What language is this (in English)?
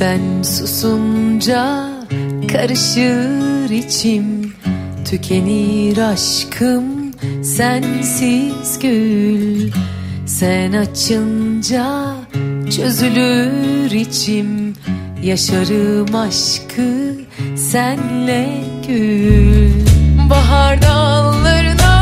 Turkish